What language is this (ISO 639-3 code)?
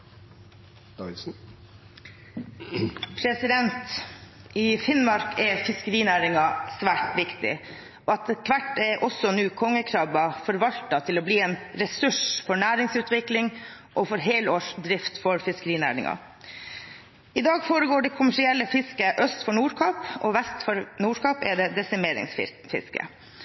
nor